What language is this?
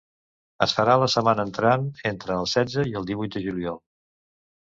Catalan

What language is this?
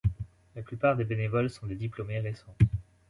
French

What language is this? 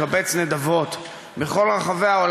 Hebrew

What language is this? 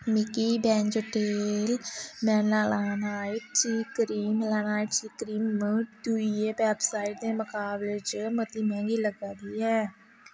Dogri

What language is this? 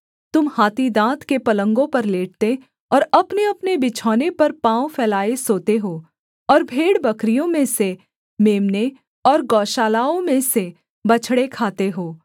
Hindi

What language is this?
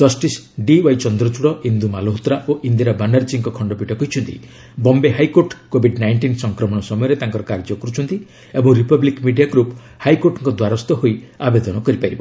Odia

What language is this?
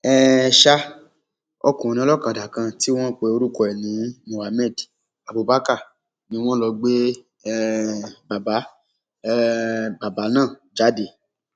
Yoruba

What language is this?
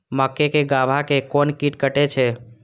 Maithili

